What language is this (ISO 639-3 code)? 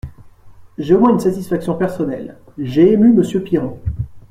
fra